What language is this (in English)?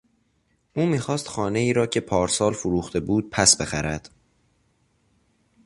Persian